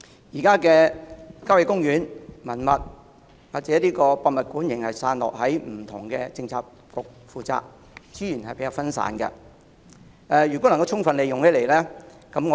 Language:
Cantonese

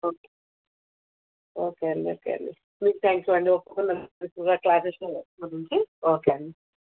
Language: Telugu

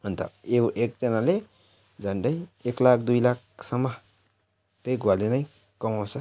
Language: Nepali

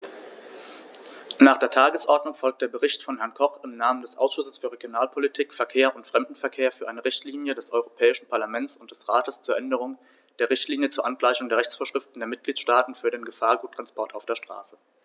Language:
German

